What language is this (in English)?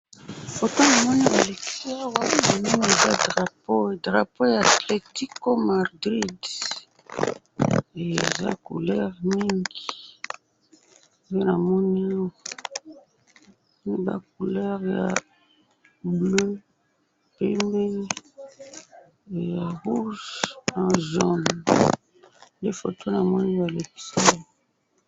Lingala